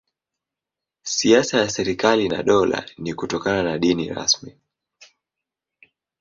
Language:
Swahili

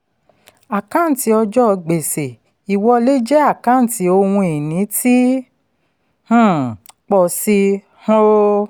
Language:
Yoruba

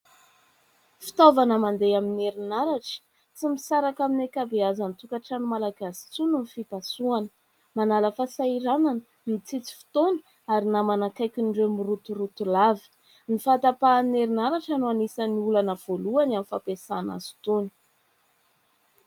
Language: Malagasy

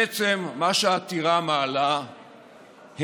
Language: Hebrew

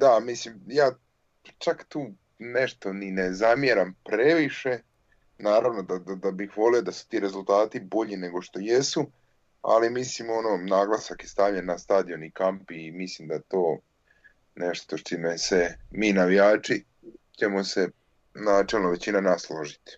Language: Croatian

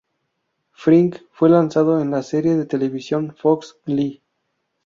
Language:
Spanish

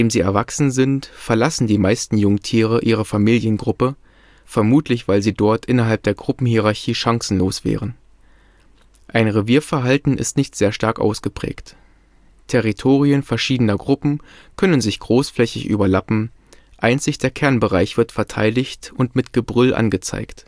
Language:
German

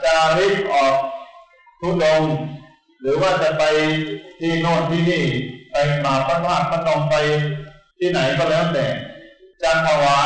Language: Thai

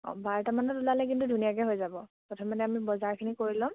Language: Assamese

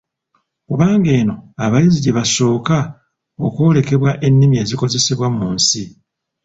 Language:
Ganda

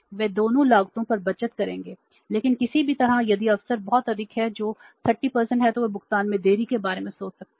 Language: Hindi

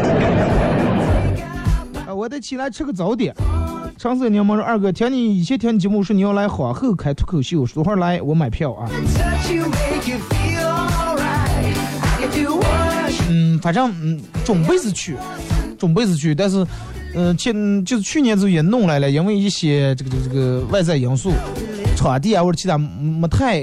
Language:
Chinese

